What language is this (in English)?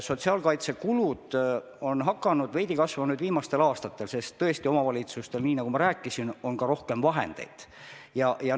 Estonian